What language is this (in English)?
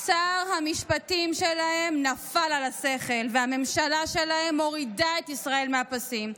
Hebrew